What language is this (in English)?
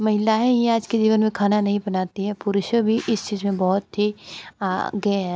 Hindi